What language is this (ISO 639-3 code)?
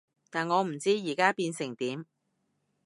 yue